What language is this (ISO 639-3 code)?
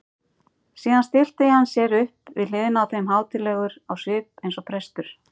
isl